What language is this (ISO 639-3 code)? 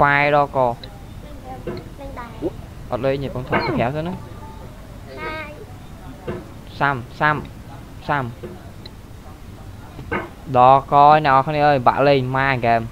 vie